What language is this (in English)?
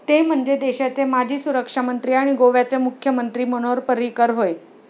Marathi